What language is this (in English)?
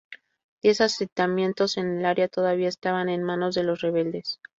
Spanish